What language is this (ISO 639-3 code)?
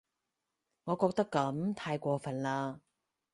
yue